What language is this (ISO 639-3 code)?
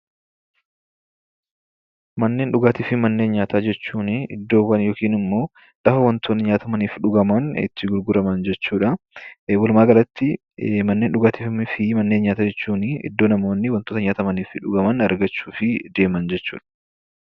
orm